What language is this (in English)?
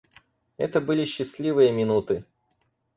Russian